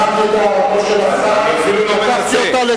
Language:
Hebrew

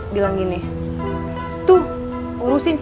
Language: Indonesian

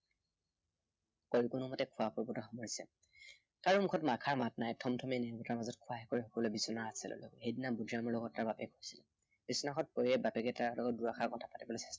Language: Assamese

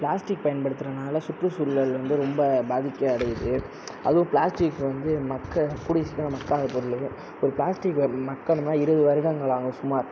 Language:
Tamil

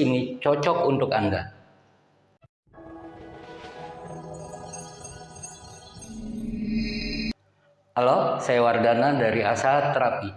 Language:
Indonesian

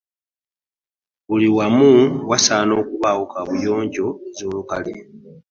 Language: Ganda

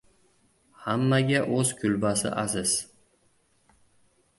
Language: Uzbek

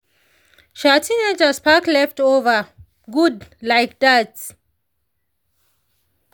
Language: Nigerian Pidgin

